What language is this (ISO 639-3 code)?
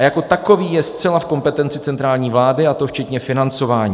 ces